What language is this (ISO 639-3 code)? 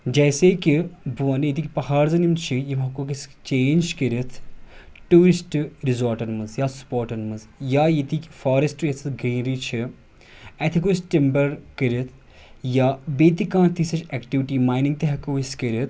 kas